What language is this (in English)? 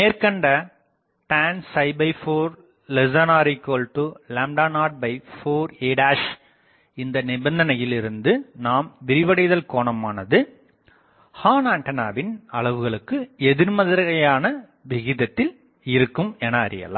Tamil